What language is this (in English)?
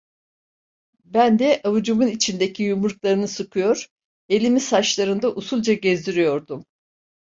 Turkish